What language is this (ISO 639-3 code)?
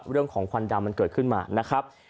tha